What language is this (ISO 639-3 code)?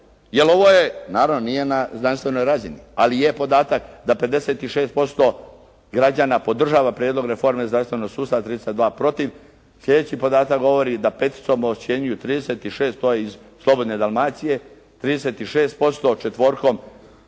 hrv